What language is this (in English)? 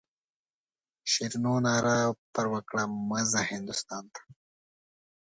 Pashto